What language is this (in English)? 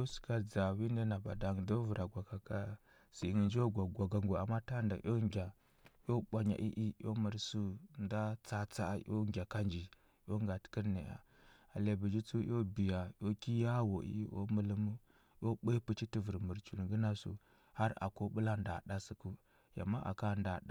Huba